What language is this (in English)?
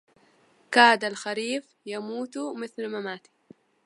Arabic